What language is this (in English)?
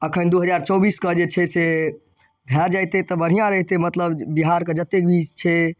Maithili